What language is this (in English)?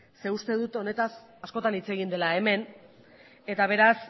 Basque